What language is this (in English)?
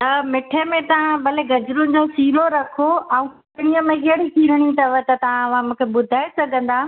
Sindhi